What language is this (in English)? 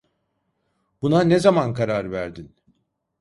Turkish